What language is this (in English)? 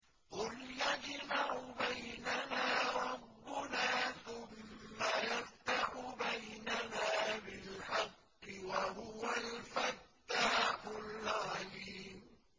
Arabic